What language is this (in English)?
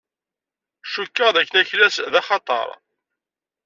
Kabyle